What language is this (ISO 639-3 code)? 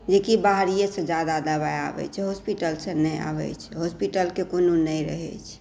mai